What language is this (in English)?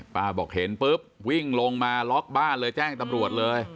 Thai